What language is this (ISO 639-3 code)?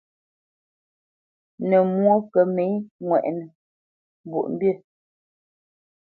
bce